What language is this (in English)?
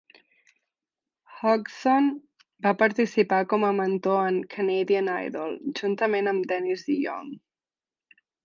Catalan